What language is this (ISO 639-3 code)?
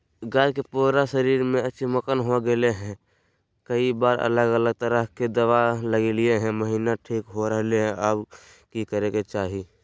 mag